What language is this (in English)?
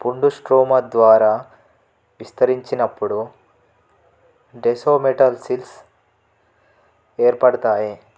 Telugu